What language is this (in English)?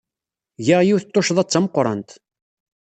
Kabyle